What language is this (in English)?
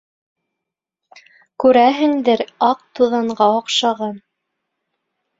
Bashkir